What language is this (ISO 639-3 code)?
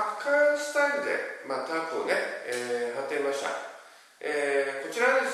jpn